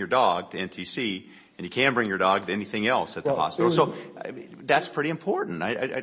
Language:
English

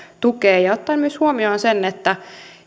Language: Finnish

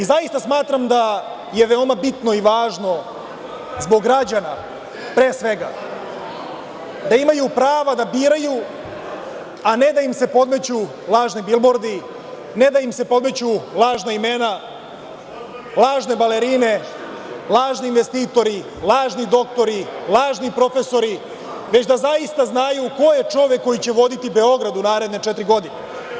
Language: Serbian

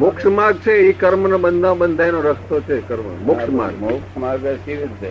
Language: Gujarati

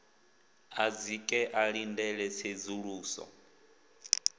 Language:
Venda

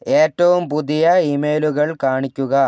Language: Malayalam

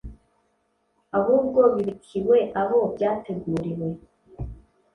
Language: Kinyarwanda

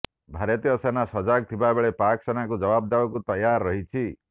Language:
Odia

